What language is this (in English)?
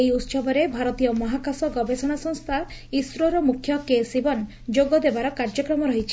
Odia